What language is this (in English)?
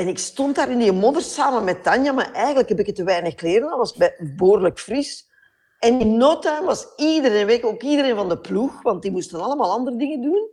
Dutch